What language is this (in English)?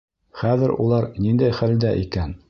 Bashkir